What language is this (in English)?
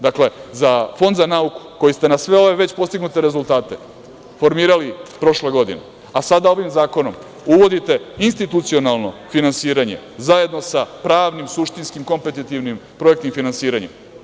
Serbian